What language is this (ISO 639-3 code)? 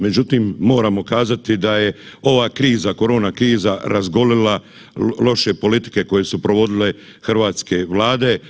hrv